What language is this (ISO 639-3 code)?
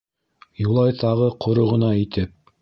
bak